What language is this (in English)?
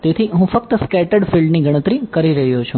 Gujarati